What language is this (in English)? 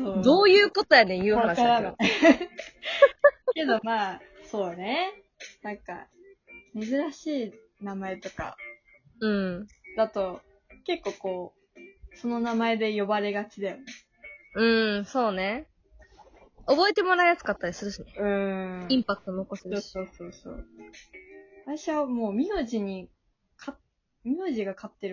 Japanese